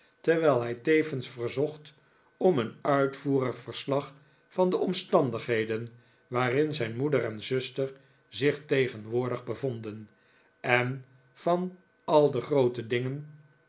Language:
Dutch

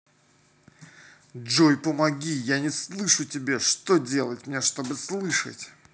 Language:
Russian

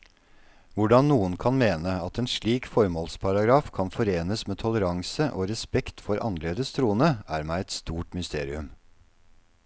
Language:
Norwegian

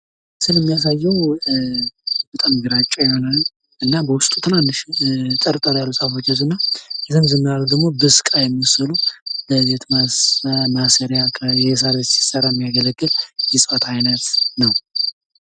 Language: Amharic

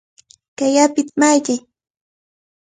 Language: Cajatambo North Lima Quechua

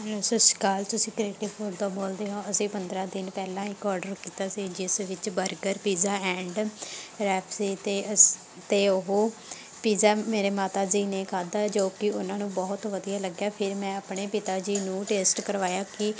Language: Punjabi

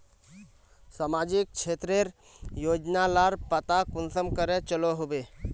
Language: Magahi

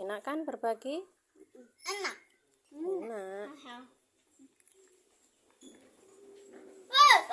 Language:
Indonesian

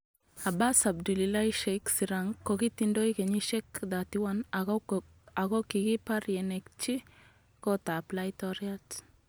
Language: Kalenjin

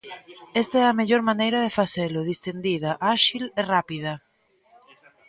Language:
Galician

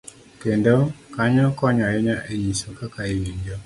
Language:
Luo (Kenya and Tanzania)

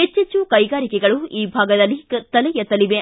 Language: Kannada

